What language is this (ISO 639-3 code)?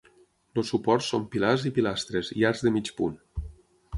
cat